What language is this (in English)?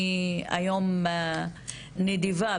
Hebrew